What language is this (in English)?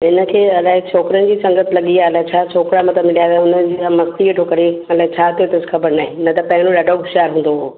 Sindhi